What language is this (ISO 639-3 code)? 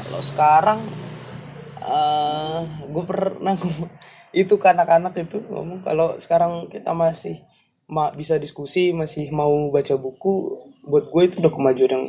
ind